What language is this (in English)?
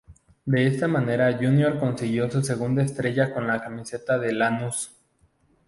Spanish